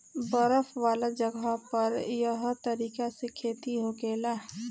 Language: Bhojpuri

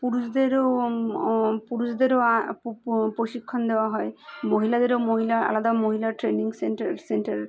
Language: Bangla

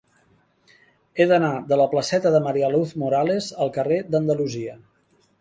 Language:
Catalan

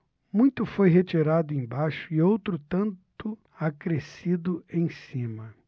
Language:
Portuguese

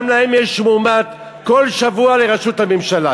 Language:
Hebrew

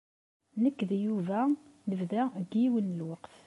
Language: Kabyle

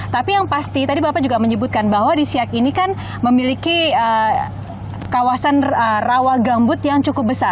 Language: Indonesian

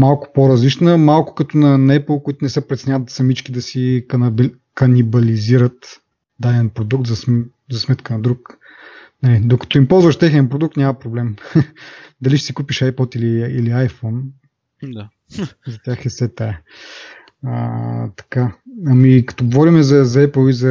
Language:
Bulgarian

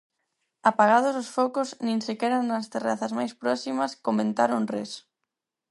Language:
Galician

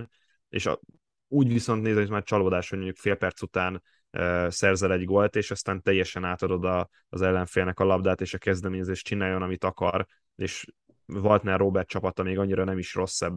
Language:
Hungarian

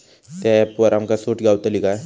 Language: Marathi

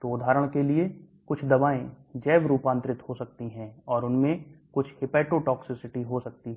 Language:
Hindi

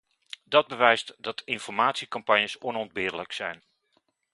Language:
Dutch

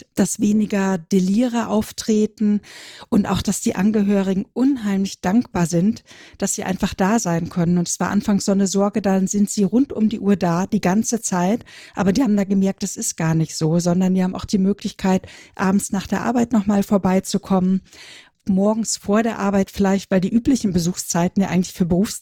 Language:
German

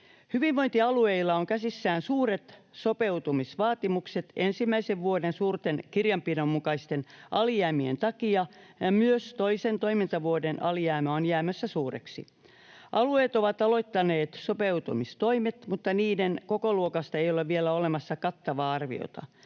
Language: Finnish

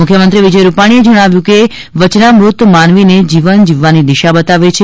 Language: Gujarati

